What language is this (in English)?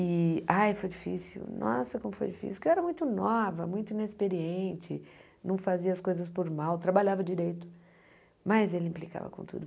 Portuguese